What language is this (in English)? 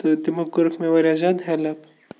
Kashmiri